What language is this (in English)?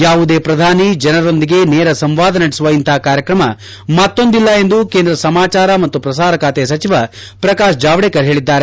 Kannada